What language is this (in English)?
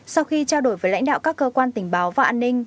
Vietnamese